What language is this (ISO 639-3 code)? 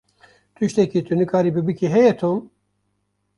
kur